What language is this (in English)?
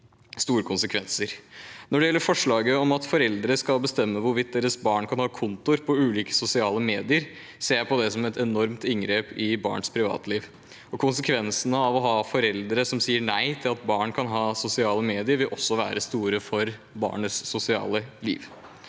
Norwegian